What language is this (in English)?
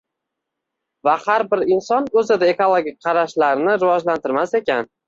Uzbek